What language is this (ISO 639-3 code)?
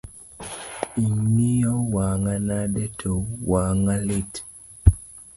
luo